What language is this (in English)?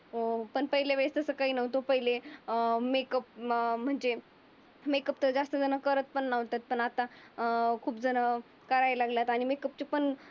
Marathi